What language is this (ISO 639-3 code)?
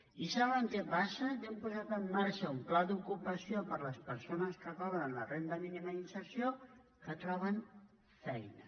cat